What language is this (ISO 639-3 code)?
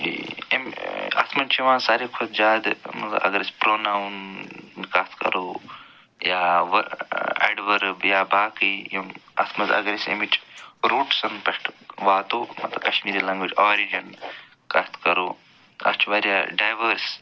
kas